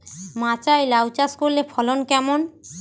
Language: Bangla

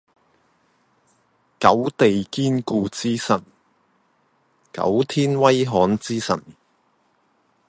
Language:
Cantonese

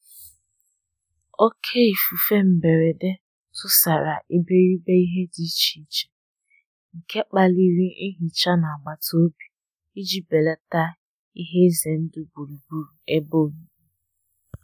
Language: Igbo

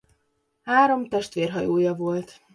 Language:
Hungarian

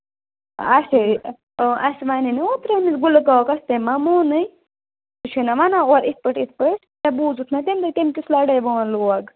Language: Kashmiri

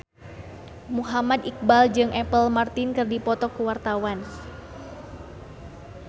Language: Sundanese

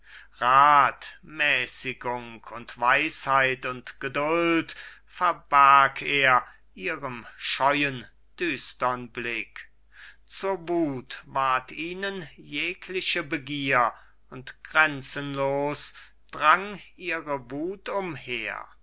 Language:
German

